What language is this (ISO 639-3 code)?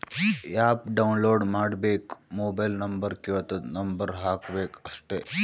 kan